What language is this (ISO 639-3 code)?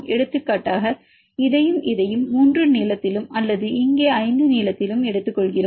tam